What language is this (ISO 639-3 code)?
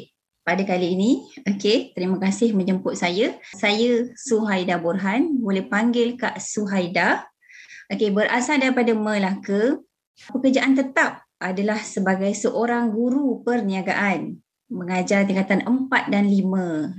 msa